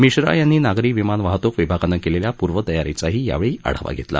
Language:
Marathi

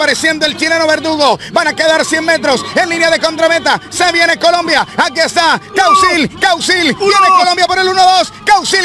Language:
Spanish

